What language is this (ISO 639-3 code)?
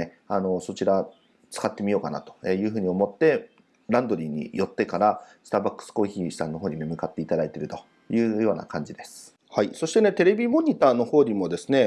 jpn